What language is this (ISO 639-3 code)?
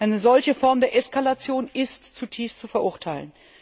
deu